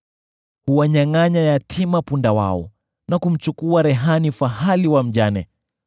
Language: Swahili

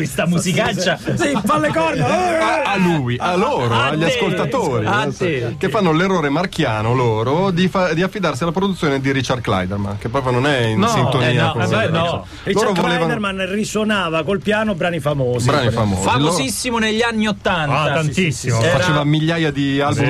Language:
Italian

